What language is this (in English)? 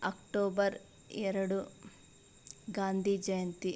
Kannada